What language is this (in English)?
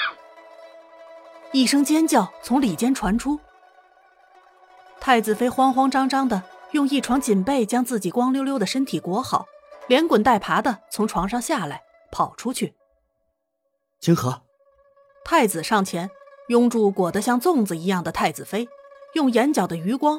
Chinese